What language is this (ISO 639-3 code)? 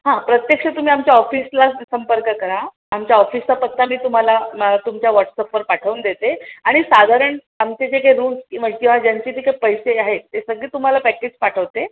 mar